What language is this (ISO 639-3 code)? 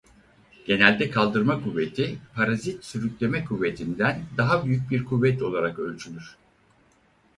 tur